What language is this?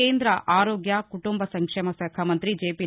Telugu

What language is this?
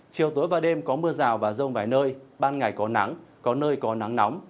Vietnamese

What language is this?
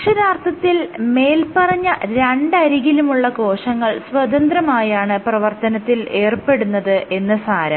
Malayalam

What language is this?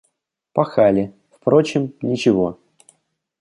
Russian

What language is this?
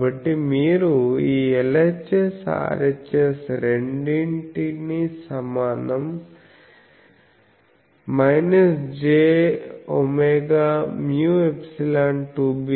Telugu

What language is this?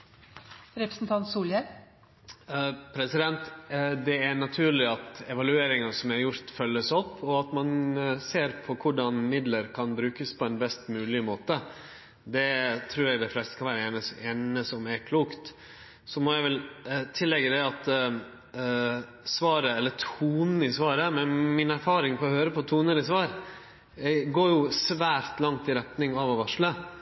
Norwegian Nynorsk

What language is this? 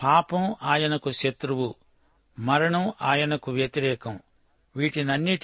Telugu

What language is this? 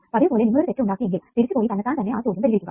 Malayalam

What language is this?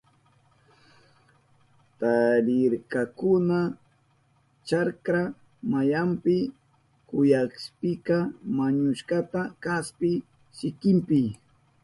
Southern Pastaza Quechua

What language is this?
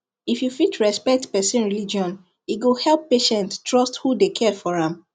Nigerian Pidgin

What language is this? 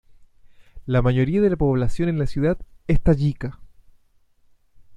Spanish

